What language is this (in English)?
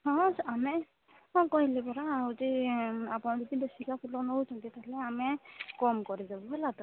Odia